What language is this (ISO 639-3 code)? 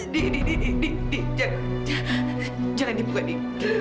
ind